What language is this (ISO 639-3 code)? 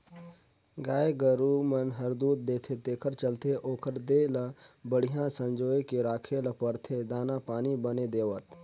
hne